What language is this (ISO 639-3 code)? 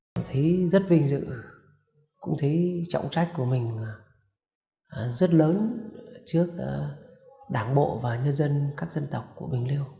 vie